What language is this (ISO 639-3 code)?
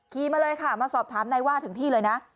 tha